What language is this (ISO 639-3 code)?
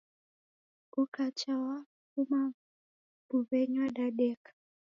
dav